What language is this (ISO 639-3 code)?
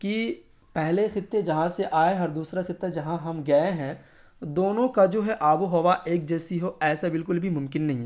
urd